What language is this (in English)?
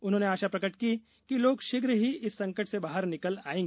Hindi